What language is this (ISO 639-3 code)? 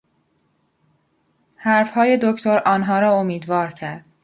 fas